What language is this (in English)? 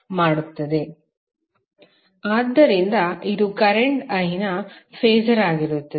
Kannada